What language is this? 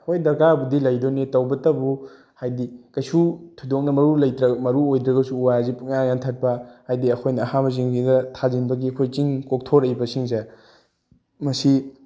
Manipuri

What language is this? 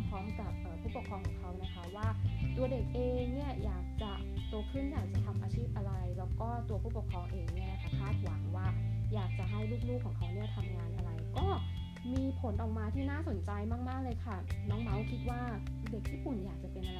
Thai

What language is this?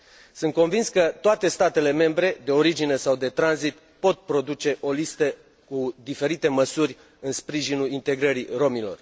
Romanian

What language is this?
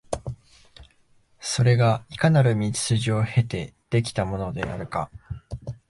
Japanese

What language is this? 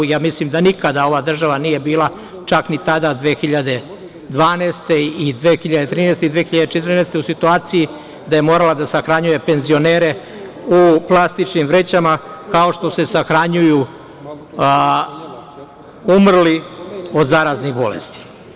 Serbian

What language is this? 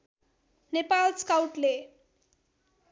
Nepali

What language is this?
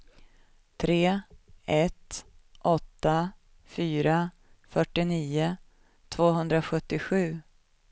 Swedish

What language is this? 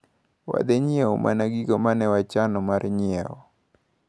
Luo (Kenya and Tanzania)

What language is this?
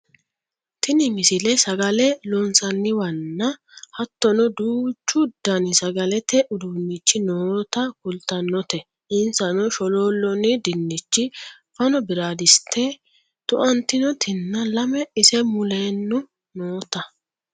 Sidamo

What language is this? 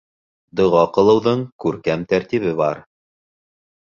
Bashkir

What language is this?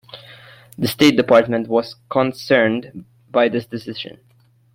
English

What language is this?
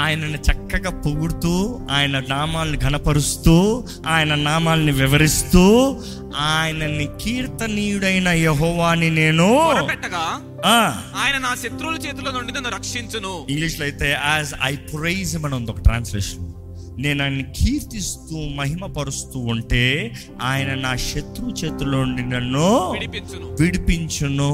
Telugu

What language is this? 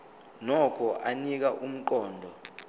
Zulu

